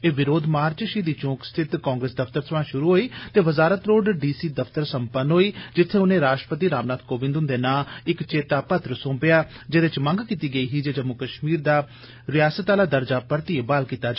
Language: Dogri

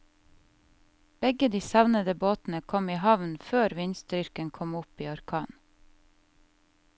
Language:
Norwegian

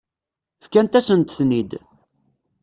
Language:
Kabyle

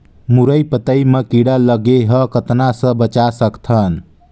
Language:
Chhattisgarhi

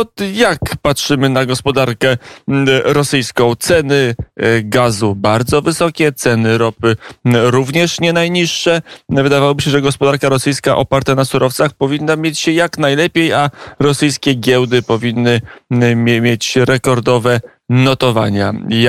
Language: Polish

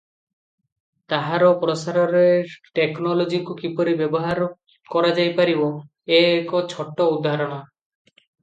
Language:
Odia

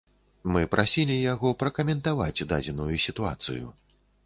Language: Belarusian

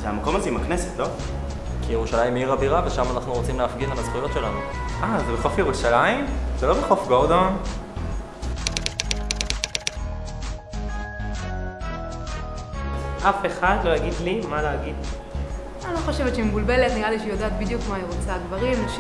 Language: Hebrew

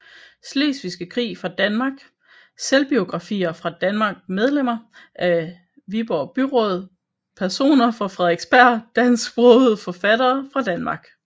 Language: Danish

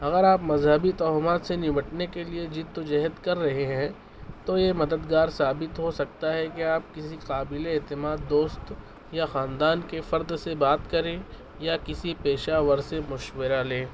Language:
Urdu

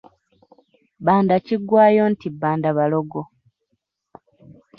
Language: Ganda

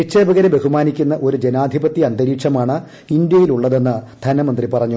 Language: Malayalam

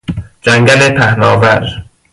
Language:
Persian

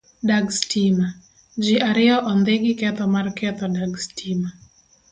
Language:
Luo (Kenya and Tanzania)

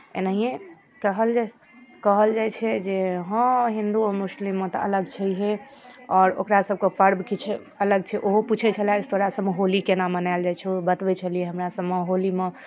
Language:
Maithili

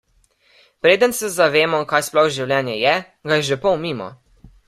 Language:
Slovenian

